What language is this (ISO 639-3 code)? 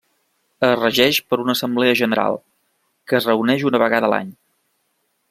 cat